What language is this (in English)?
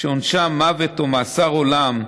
Hebrew